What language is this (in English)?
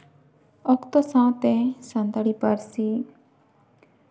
Santali